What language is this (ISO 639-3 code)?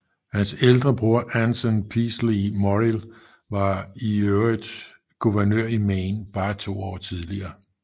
dan